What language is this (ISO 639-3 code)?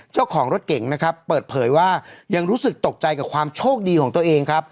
tha